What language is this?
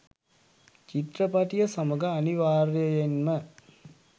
Sinhala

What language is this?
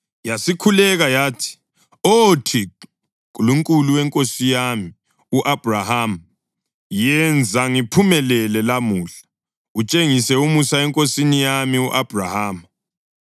North Ndebele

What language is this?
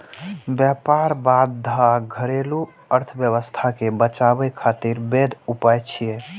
Maithili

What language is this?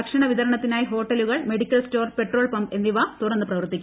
Malayalam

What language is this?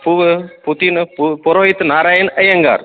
Kannada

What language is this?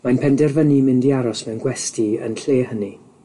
Welsh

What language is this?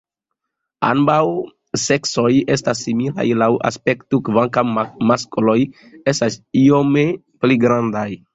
Esperanto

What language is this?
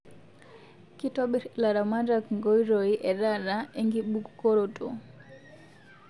Masai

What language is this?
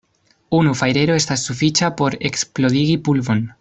Esperanto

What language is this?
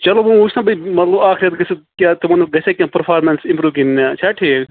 Kashmiri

